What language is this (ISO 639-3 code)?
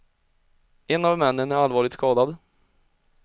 swe